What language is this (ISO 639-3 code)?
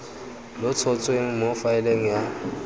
tsn